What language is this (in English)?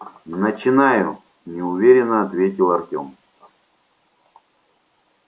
Russian